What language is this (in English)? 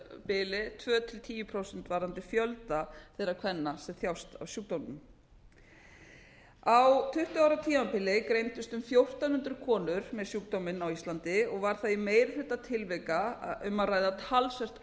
Icelandic